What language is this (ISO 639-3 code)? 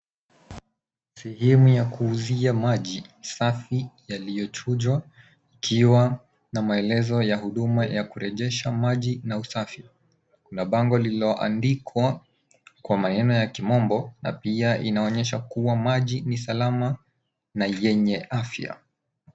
swa